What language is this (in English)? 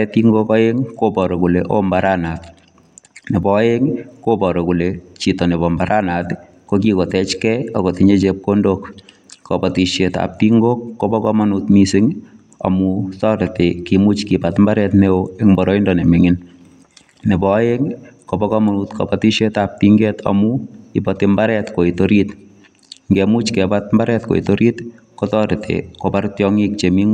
Kalenjin